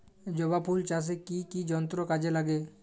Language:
Bangla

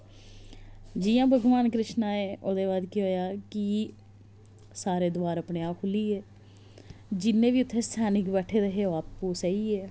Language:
Dogri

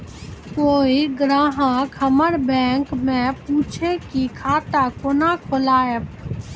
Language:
Maithili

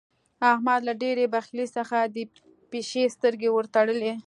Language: Pashto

